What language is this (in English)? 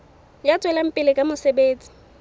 Southern Sotho